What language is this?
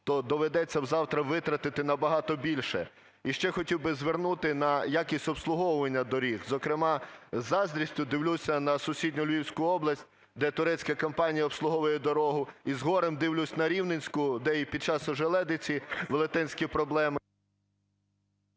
Ukrainian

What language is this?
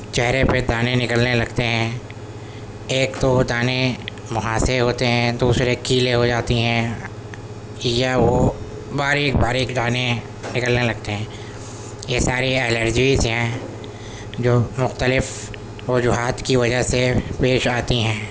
Urdu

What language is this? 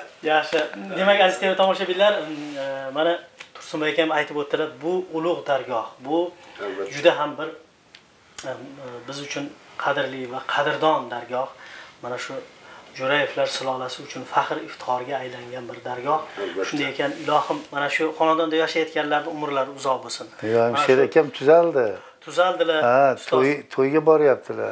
Turkish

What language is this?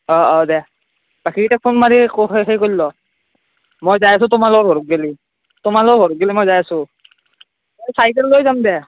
Assamese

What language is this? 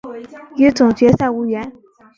Chinese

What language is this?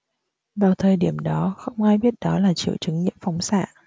Vietnamese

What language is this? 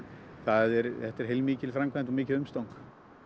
Icelandic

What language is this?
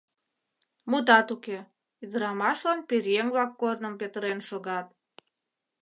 Mari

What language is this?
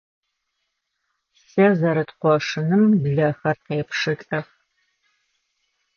Adyghe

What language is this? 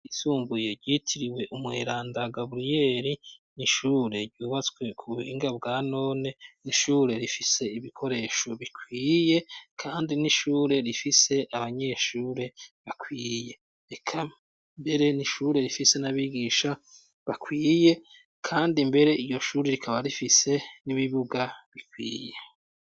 Rundi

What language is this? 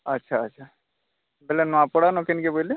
Odia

